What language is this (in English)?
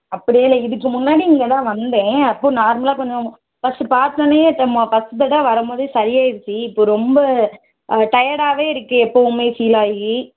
Tamil